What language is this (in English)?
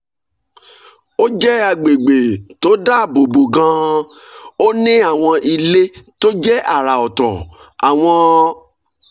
Yoruba